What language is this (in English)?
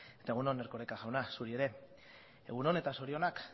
Basque